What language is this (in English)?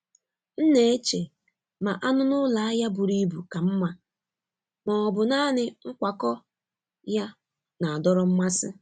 Igbo